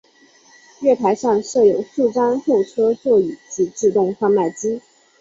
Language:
Chinese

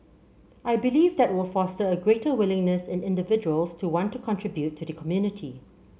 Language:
English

